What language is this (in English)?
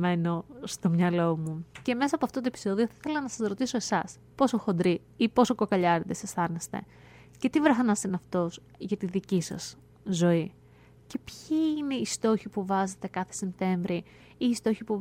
Greek